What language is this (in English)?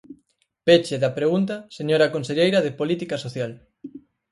Galician